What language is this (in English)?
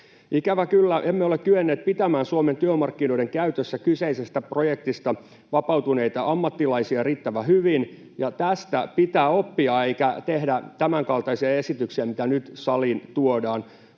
Finnish